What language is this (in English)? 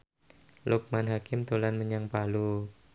Javanese